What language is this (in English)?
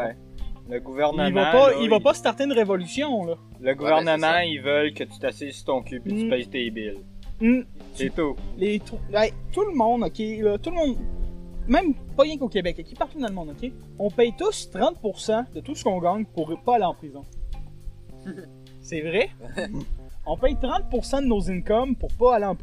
French